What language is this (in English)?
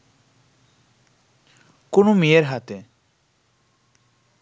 Bangla